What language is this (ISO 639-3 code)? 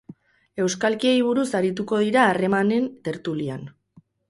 eus